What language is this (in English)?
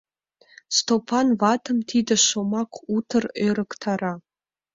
Mari